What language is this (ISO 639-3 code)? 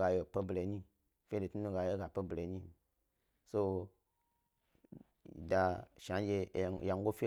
gby